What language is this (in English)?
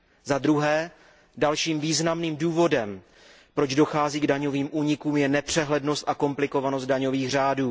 Czech